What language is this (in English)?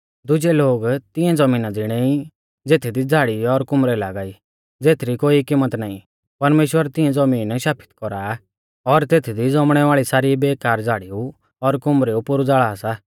Mahasu Pahari